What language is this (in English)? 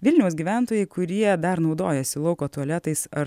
Lithuanian